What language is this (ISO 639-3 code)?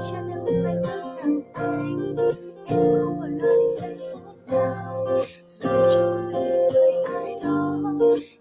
vie